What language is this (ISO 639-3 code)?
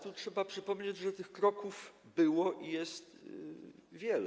pol